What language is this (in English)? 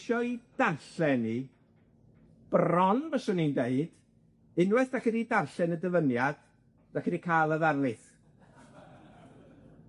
Welsh